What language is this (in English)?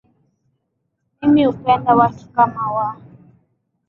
Swahili